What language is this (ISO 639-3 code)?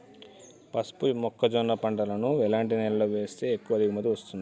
tel